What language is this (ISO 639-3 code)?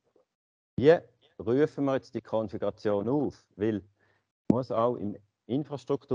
deu